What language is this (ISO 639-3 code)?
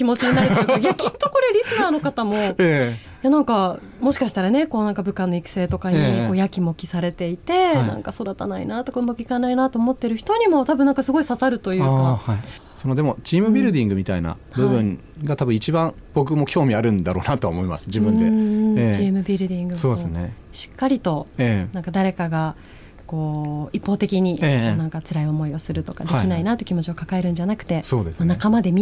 jpn